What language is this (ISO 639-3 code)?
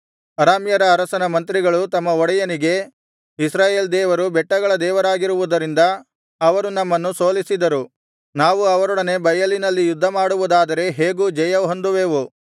kan